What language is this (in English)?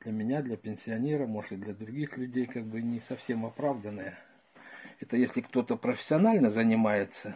Russian